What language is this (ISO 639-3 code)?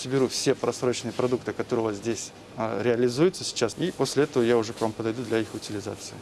rus